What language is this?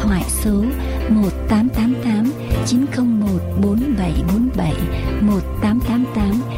Vietnamese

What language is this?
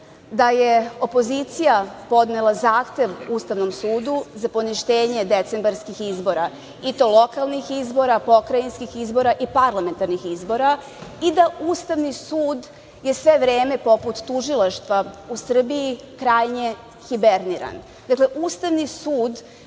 Serbian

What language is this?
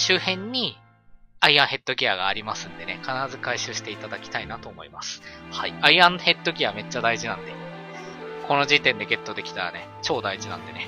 Japanese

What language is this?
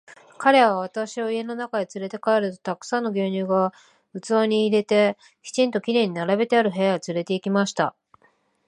Japanese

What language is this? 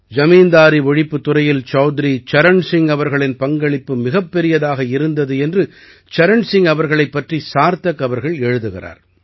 Tamil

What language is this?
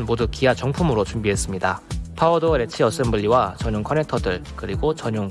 Korean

